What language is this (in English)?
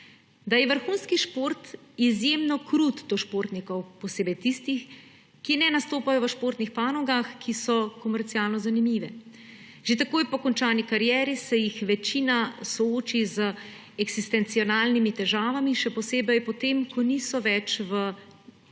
Slovenian